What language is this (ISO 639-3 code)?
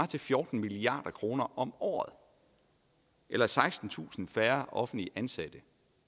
dan